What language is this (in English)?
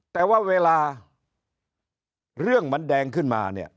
Thai